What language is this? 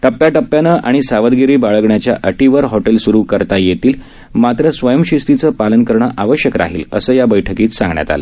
Marathi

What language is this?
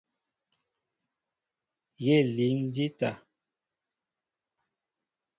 Mbo (Cameroon)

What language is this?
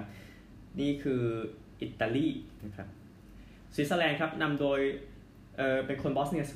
Thai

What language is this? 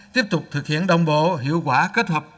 Vietnamese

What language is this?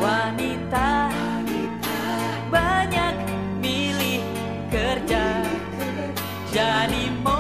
Indonesian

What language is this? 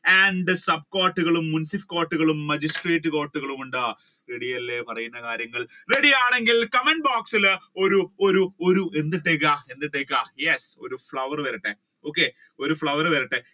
Malayalam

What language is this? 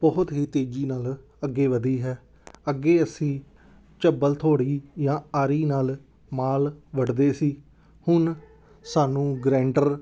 Punjabi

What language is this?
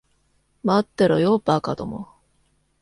Japanese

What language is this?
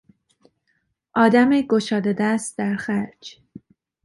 Persian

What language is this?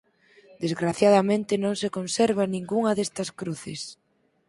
Galician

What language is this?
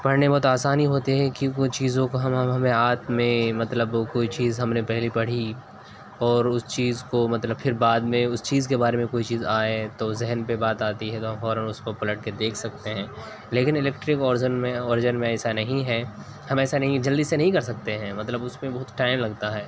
Urdu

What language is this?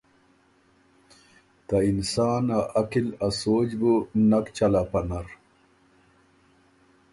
Ormuri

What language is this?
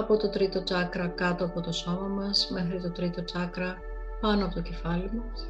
Greek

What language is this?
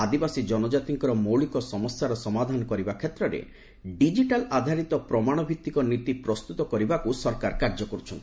Odia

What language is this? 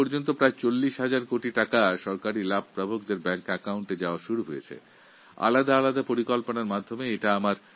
Bangla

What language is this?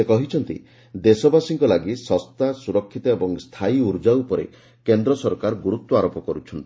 Odia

